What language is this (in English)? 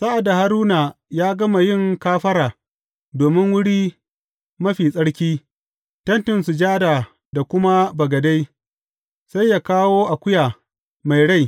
Hausa